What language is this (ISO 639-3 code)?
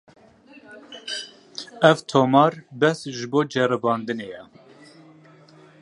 kur